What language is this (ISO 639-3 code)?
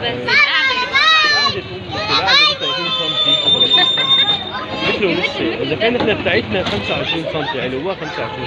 ara